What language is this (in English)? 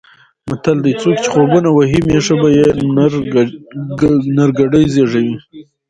Pashto